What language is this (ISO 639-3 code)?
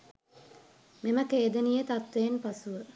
sin